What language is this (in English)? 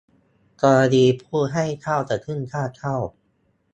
Thai